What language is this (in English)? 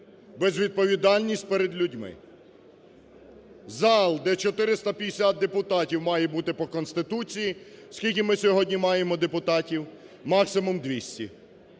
Ukrainian